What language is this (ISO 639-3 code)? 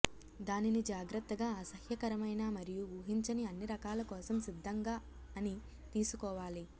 tel